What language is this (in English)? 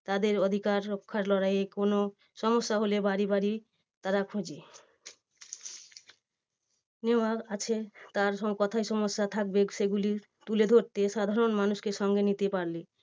Bangla